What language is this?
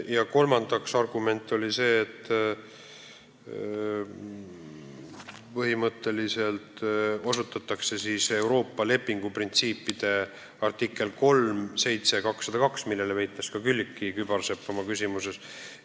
Estonian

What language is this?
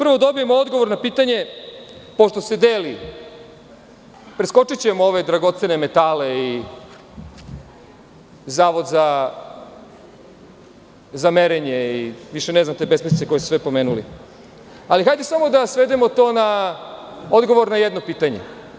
Serbian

